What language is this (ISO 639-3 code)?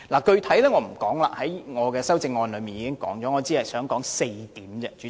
yue